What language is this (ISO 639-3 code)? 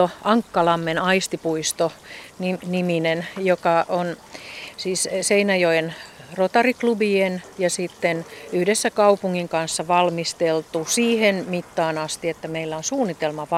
fin